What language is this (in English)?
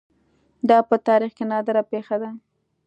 Pashto